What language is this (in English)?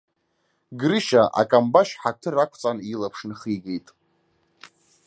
Abkhazian